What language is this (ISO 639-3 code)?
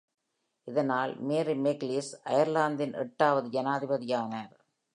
tam